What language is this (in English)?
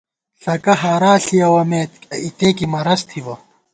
Gawar-Bati